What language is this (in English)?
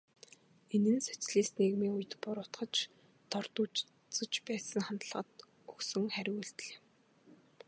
Mongolian